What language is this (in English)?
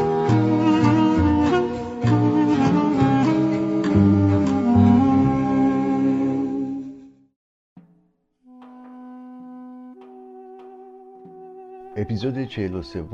Persian